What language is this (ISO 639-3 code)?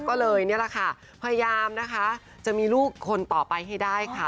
tha